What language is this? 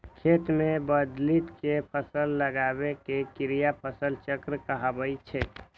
Maithili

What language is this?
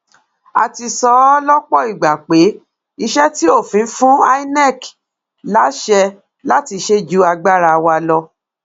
Yoruba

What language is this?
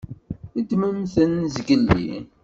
Kabyle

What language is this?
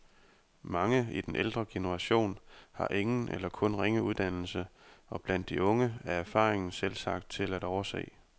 Danish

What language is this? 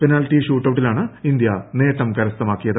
Malayalam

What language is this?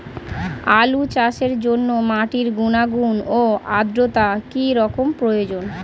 Bangla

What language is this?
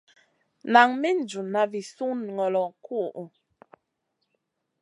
Masana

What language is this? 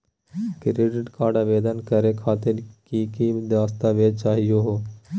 Magahi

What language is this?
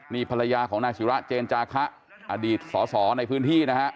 Thai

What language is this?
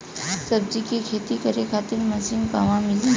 Bhojpuri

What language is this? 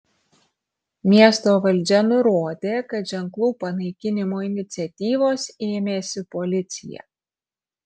Lithuanian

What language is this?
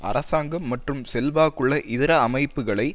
Tamil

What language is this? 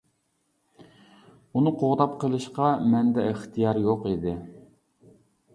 Uyghur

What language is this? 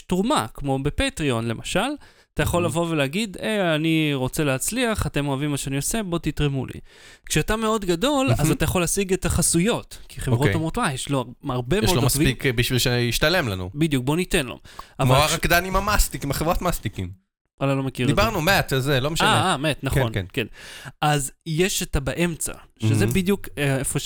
Hebrew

